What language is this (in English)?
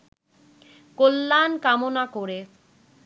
Bangla